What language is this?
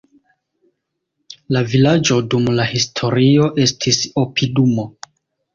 Esperanto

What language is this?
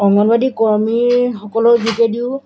Assamese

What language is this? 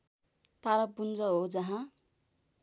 Nepali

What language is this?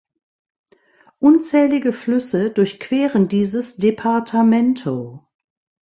German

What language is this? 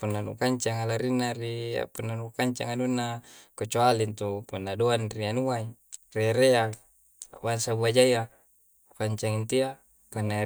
Coastal Konjo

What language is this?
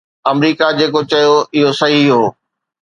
Sindhi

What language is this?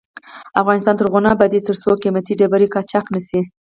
Pashto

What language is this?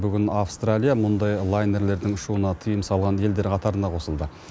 Kazakh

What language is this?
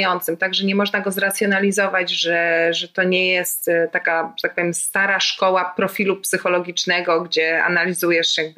Polish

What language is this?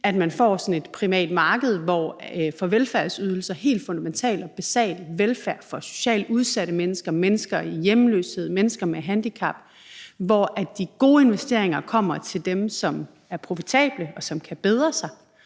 Danish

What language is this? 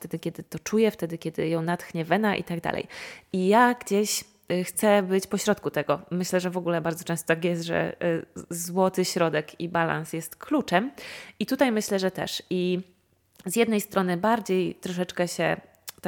Polish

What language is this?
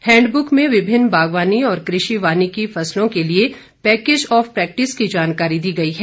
Hindi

